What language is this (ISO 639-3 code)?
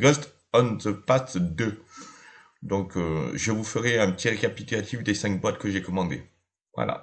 fra